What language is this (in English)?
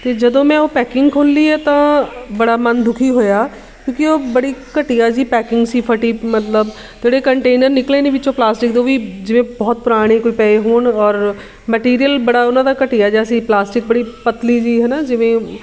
Punjabi